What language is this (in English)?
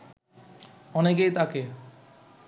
Bangla